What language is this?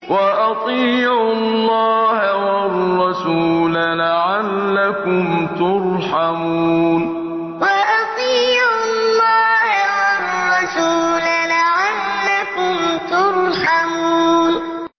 Arabic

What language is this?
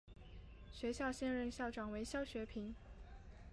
Chinese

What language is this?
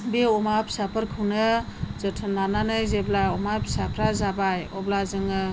Bodo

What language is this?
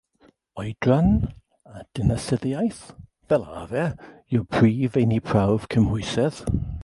Welsh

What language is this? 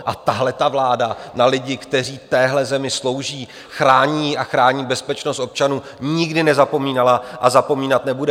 Czech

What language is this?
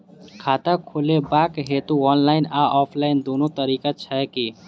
Maithili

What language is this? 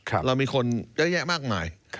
Thai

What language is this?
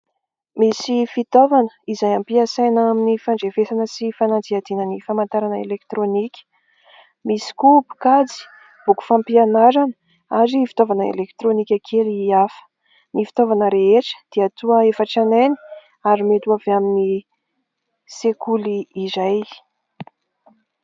Malagasy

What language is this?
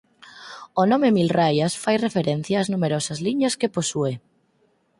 Galician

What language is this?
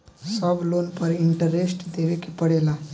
Bhojpuri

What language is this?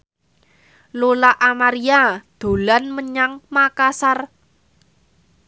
Javanese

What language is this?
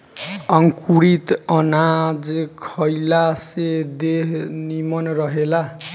Bhojpuri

